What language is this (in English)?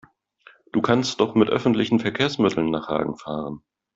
German